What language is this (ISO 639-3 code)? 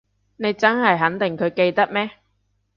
yue